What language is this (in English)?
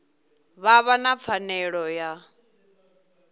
Venda